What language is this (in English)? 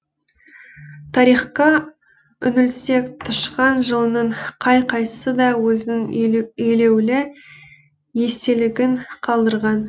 Kazakh